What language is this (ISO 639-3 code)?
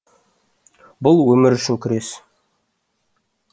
kaz